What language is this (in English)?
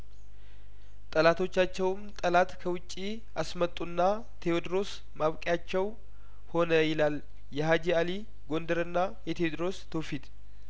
Amharic